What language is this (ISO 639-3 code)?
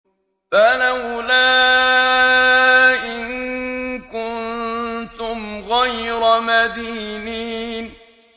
ara